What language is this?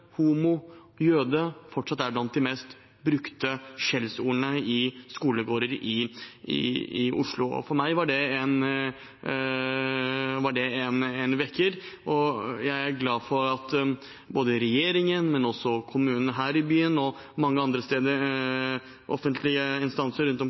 Norwegian Bokmål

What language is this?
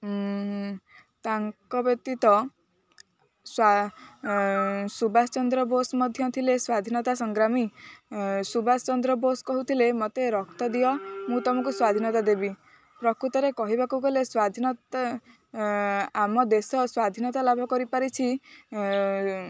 Odia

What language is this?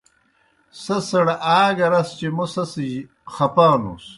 Kohistani Shina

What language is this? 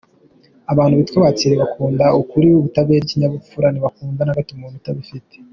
Kinyarwanda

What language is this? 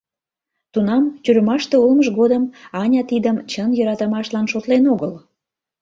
Mari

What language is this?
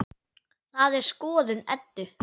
Icelandic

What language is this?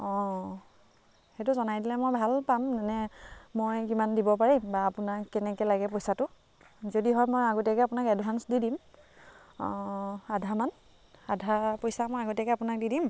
Assamese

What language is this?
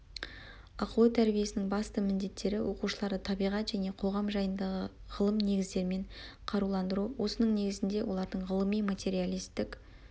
Kazakh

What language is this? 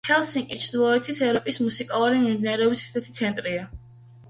Georgian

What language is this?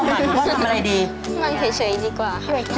Thai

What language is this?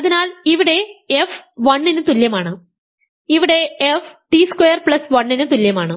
Malayalam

